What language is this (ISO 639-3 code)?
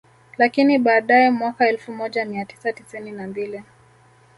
swa